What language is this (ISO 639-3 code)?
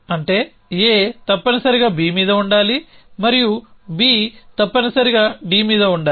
tel